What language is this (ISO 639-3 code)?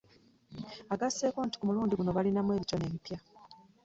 lug